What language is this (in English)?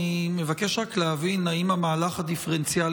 Hebrew